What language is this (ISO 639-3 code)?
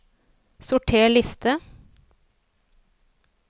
nor